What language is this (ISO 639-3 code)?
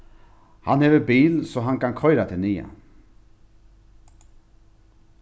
fao